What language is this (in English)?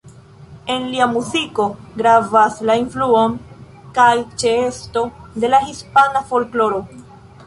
Esperanto